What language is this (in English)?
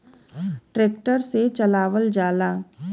Bhojpuri